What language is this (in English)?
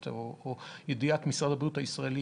Hebrew